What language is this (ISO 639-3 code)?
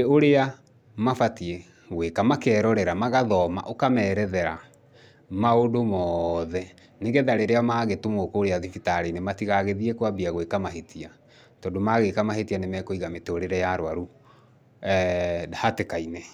kik